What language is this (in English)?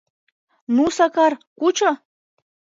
Mari